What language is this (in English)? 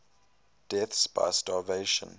English